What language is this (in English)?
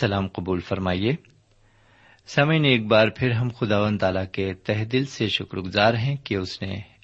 Urdu